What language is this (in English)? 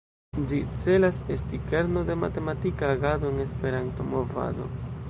Esperanto